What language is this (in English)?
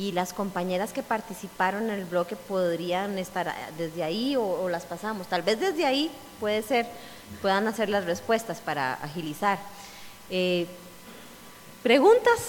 Spanish